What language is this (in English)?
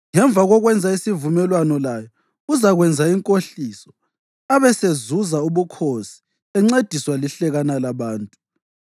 North Ndebele